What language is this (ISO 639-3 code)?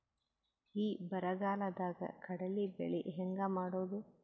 kan